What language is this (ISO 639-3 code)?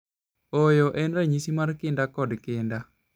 luo